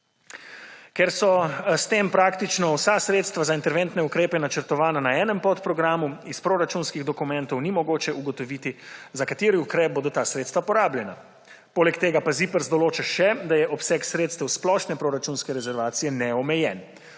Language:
Slovenian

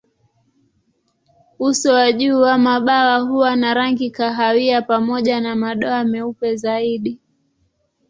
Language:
Swahili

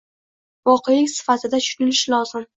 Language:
Uzbek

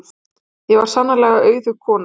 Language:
Icelandic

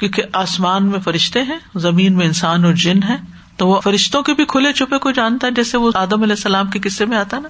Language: Urdu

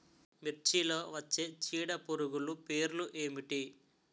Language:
Telugu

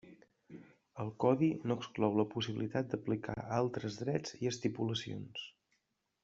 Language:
Catalan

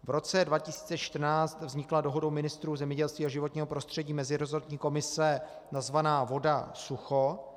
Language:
Czech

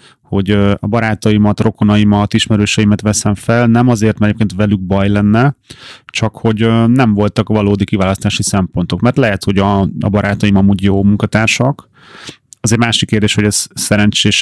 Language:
Hungarian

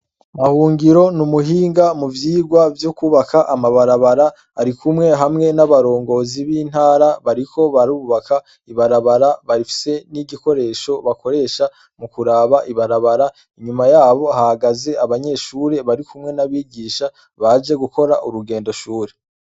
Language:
Rundi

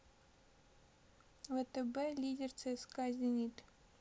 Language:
Russian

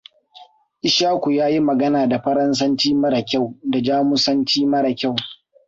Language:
Hausa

